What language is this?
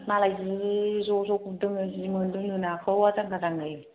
Bodo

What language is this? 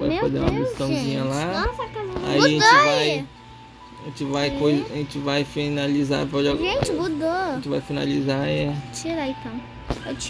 Portuguese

